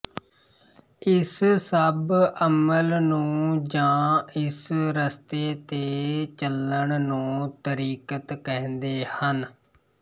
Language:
Punjabi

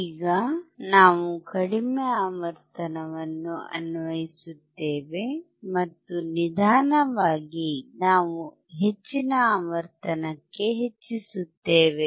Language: Kannada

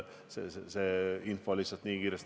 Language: Estonian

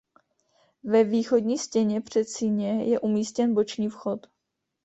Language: Czech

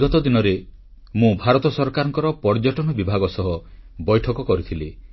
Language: Odia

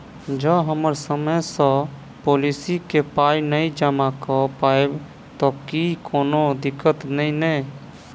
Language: Maithili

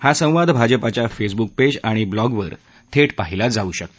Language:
Marathi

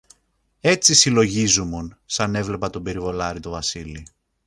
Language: Greek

